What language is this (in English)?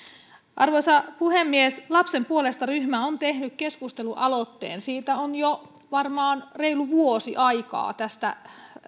Finnish